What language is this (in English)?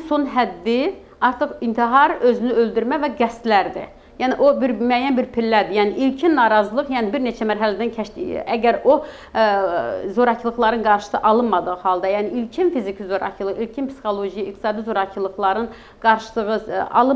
Turkish